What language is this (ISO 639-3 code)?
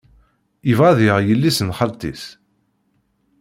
kab